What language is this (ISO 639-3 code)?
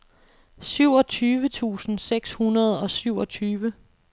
dan